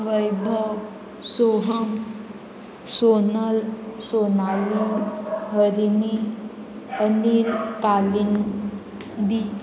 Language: Konkani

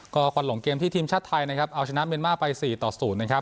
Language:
Thai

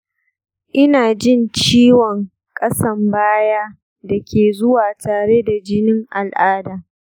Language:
Hausa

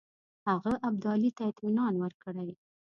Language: Pashto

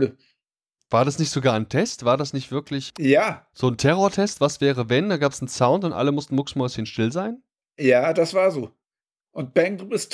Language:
German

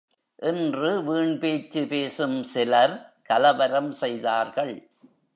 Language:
Tamil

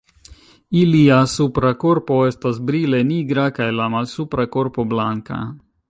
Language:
Esperanto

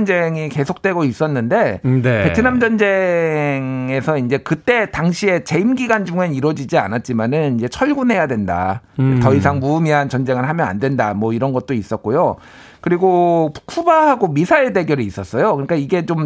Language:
Korean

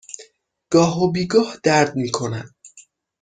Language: Persian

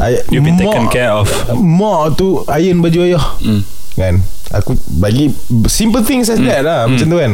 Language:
Malay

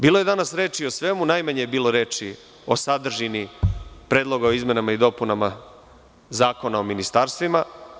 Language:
Serbian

